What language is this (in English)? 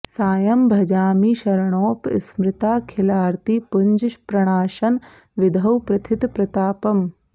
Sanskrit